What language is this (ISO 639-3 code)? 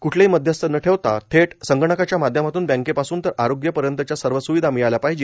mar